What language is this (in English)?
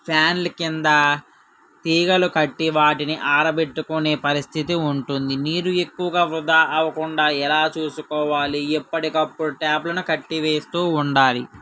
Telugu